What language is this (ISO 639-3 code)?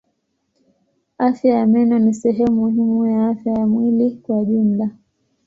swa